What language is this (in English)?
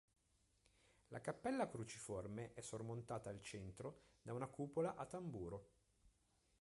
Italian